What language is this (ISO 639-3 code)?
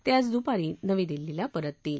mar